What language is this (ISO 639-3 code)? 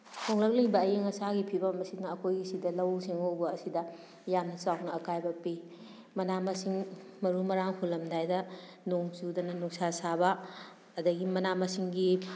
mni